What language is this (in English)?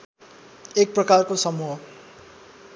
Nepali